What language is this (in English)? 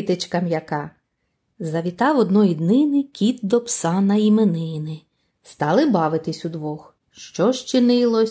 Ukrainian